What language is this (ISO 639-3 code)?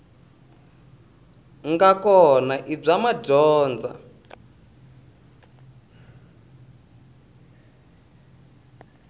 tso